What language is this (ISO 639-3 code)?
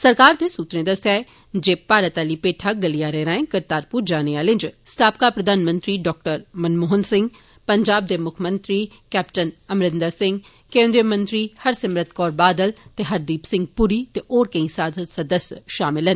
doi